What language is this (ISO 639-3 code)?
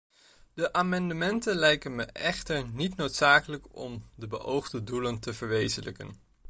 nld